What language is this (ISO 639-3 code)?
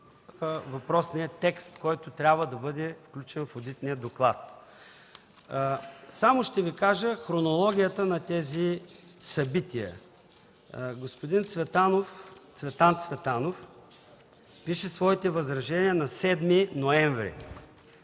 bul